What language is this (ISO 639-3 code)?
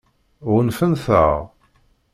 kab